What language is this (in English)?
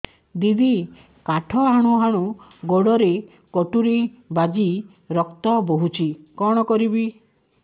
Odia